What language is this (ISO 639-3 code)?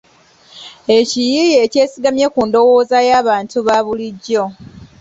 lug